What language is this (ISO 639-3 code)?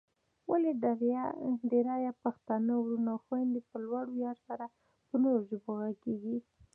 pus